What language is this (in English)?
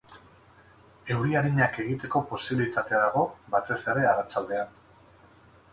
Basque